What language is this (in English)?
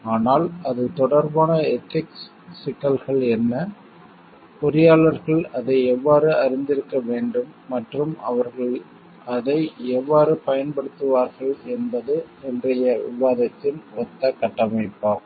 Tamil